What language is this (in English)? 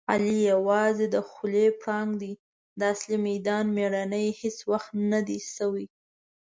Pashto